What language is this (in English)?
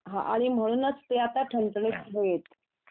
Marathi